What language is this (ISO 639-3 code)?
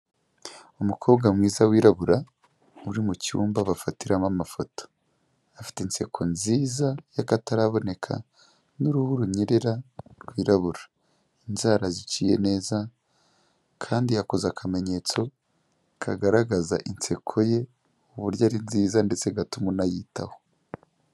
kin